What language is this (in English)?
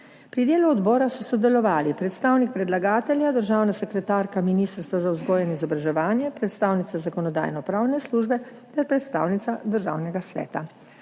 Slovenian